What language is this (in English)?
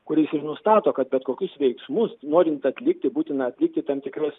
Lithuanian